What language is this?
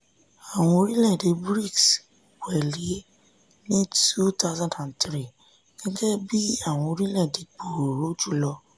Yoruba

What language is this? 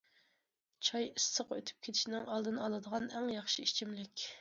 Uyghur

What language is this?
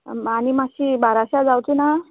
Konkani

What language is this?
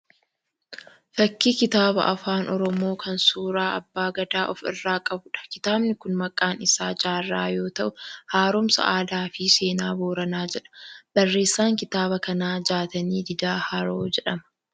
Oromo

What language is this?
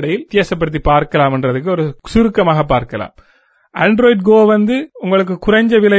Tamil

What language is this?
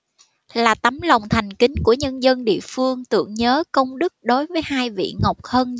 Vietnamese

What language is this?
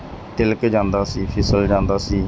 Punjabi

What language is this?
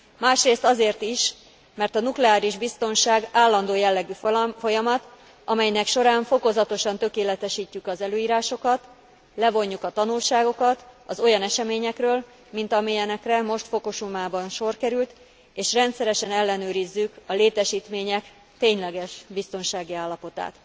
Hungarian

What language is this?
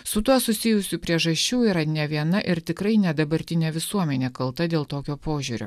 Lithuanian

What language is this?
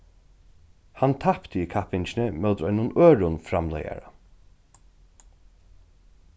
Faroese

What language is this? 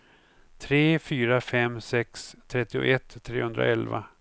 Swedish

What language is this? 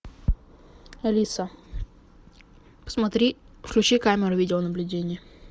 Russian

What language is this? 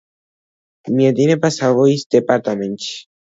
Georgian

